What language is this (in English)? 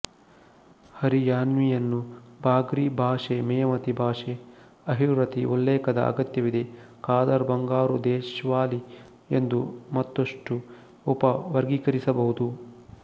Kannada